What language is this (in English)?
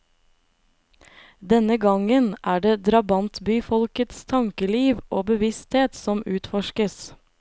Norwegian